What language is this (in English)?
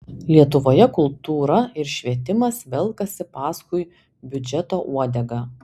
Lithuanian